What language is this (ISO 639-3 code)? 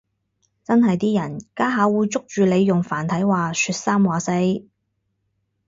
yue